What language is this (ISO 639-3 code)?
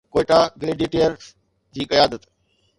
snd